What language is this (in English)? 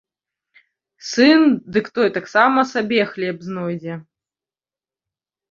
Belarusian